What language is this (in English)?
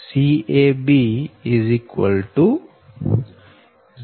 Gujarati